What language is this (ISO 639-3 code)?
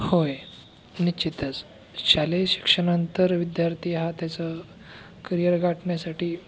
mar